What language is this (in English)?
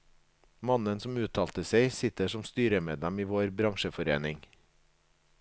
Norwegian